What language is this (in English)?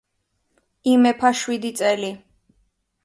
Georgian